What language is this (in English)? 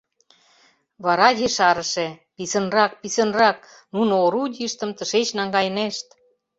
Mari